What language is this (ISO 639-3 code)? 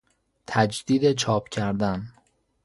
fas